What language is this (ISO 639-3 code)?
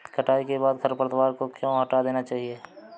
hin